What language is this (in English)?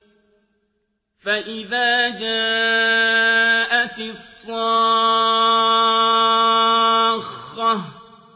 Arabic